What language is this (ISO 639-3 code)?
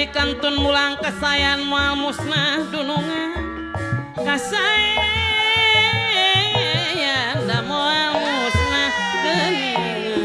ind